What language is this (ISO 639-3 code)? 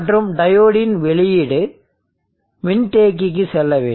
tam